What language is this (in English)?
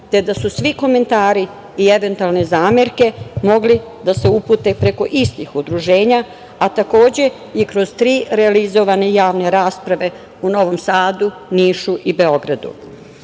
Serbian